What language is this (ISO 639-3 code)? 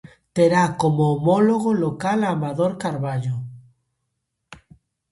glg